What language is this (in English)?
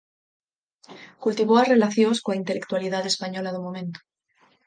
Galician